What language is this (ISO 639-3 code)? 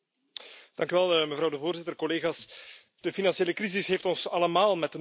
nld